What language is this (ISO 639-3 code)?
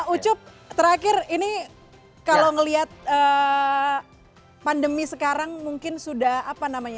ind